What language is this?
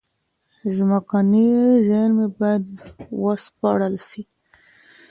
Pashto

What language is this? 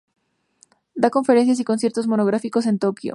Spanish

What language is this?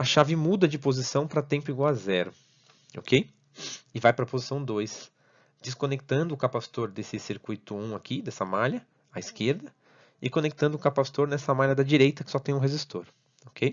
Portuguese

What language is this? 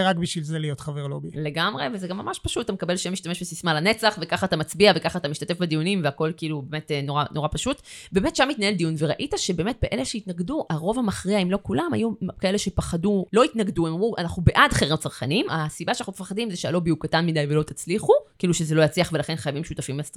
Hebrew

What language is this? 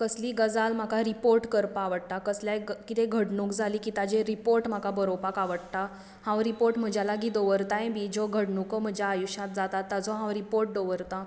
Konkani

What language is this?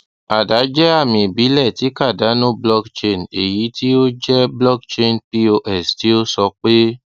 Yoruba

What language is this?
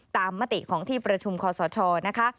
Thai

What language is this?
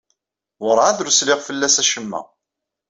Kabyle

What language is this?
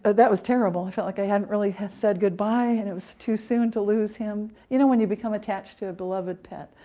English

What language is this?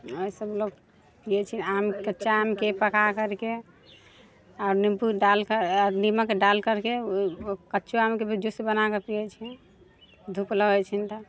Maithili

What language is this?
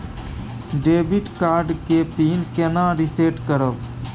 Maithili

